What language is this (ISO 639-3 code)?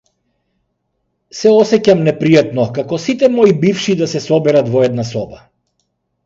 mkd